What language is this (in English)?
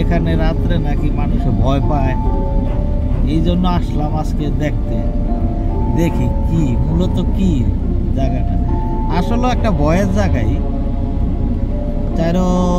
Indonesian